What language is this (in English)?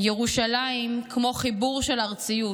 Hebrew